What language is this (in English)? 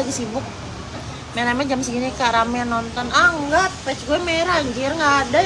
Indonesian